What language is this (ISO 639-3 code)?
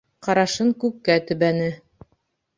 bak